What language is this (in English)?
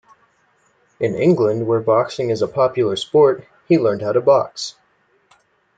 English